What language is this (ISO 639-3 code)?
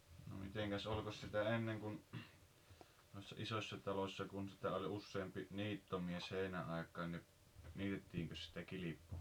fin